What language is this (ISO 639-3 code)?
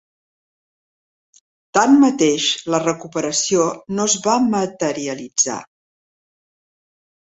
cat